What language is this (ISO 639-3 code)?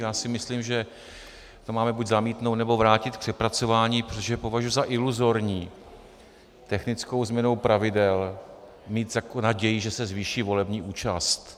ces